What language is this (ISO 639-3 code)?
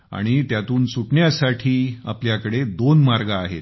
mar